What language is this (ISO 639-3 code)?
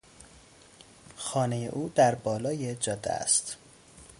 fas